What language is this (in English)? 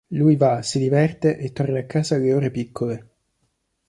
Italian